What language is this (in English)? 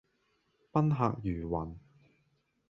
Cantonese